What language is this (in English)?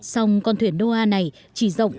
Vietnamese